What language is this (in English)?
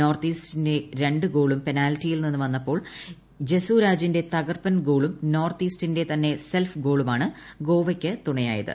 Malayalam